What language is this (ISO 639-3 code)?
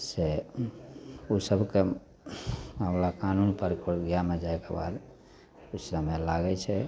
mai